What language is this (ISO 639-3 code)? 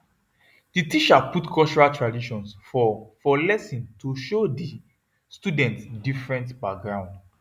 pcm